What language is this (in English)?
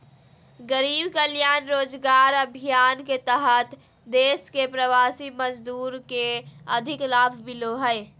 Magahi